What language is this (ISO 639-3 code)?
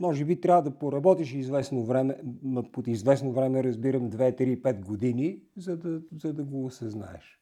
bul